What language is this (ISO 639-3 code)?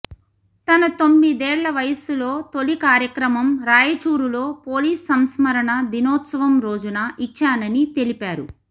tel